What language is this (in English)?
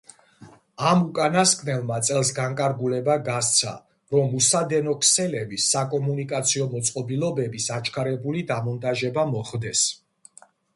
Georgian